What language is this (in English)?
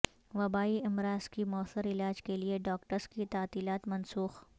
Urdu